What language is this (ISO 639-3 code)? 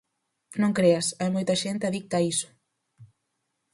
glg